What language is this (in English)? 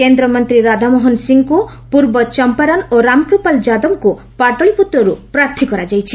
Odia